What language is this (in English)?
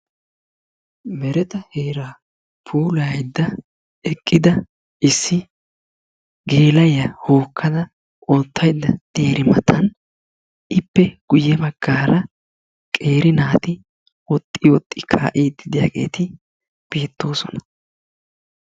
Wolaytta